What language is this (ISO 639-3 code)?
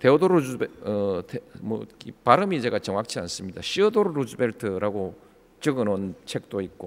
kor